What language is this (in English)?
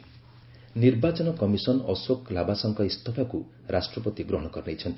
Odia